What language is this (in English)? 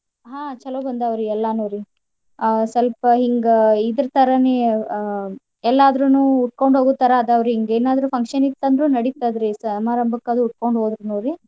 Kannada